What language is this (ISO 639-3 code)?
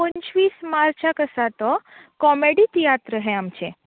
kok